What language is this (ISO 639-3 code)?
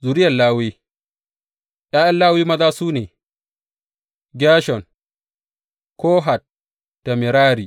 hau